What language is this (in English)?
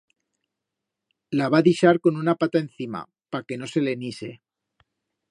Aragonese